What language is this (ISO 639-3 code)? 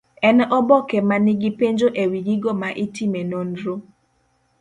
luo